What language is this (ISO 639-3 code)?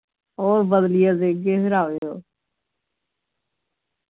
doi